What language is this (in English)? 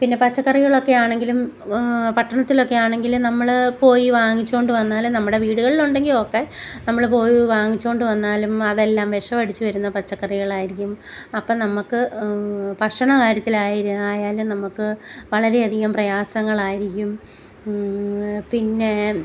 Malayalam